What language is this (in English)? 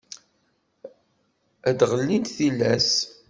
Kabyle